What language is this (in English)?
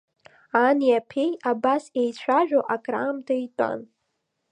Abkhazian